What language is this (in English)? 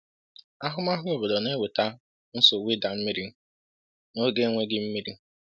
Igbo